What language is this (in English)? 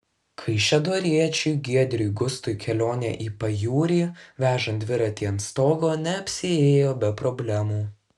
Lithuanian